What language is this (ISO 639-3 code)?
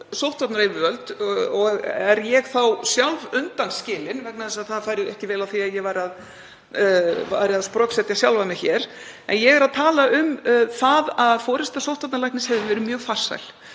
isl